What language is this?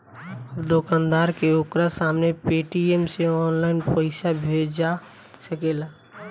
Bhojpuri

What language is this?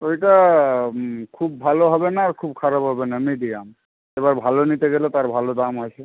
Bangla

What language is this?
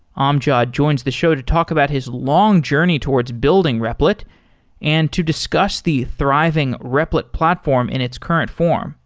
English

